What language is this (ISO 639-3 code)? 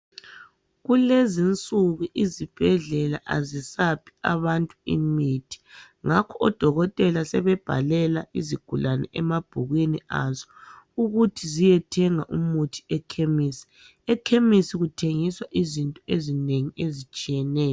nde